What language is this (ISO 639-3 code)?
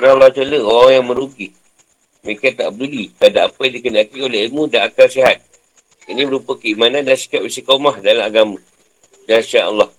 msa